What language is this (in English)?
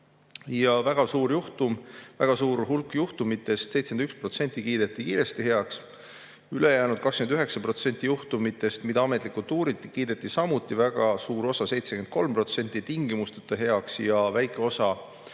Estonian